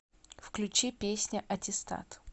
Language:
Russian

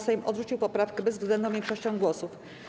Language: Polish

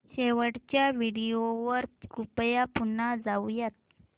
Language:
Marathi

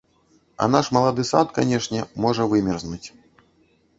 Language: Belarusian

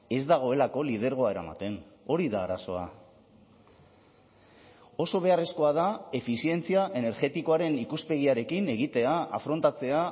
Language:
Basque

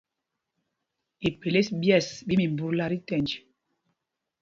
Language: Mpumpong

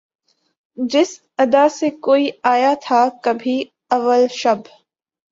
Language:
Urdu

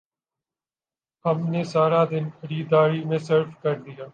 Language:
Urdu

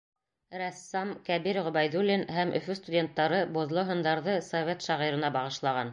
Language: Bashkir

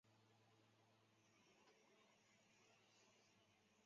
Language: Chinese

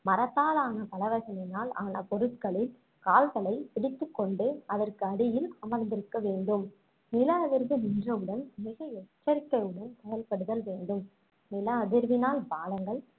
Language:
Tamil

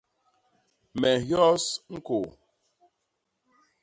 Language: Basaa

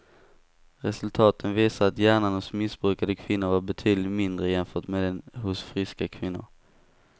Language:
Swedish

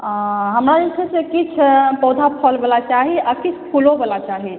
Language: Maithili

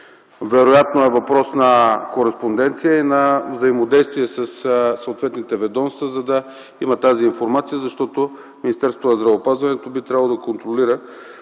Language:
Bulgarian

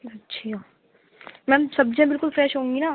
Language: Urdu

